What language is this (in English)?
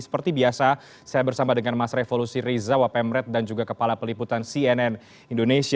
Indonesian